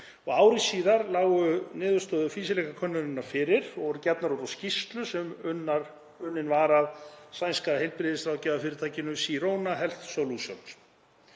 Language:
Icelandic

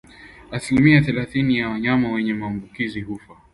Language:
Swahili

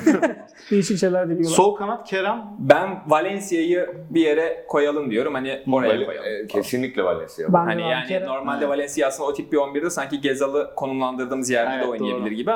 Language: Turkish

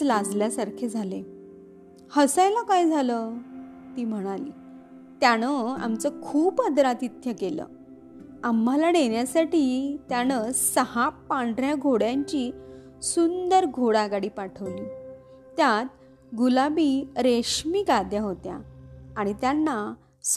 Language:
Marathi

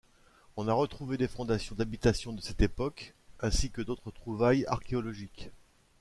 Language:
French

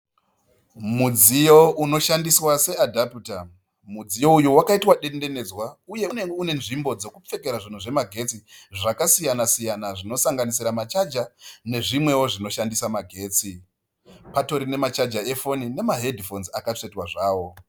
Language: Shona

